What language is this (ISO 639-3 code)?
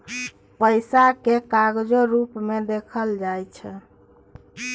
mai